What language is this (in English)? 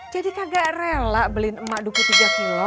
Indonesian